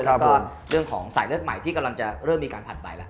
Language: Thai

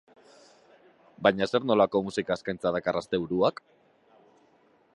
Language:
Basque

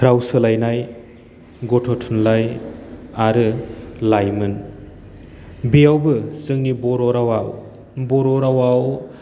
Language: Bodo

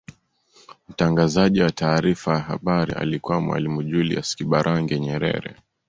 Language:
Swahili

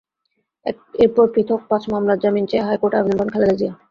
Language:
Bangla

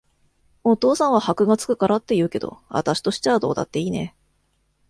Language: Japanese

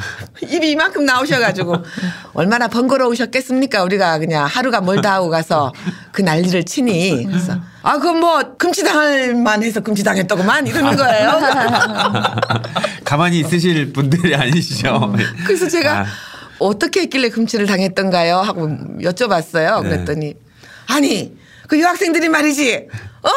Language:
Korean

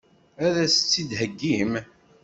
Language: Kabyle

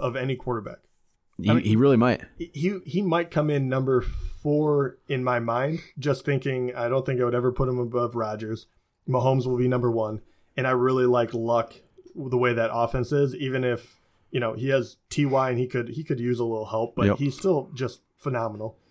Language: English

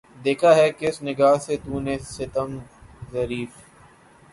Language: Urdu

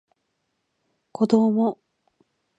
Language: Japanese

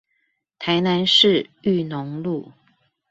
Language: Chinese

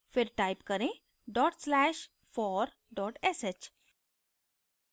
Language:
Hindi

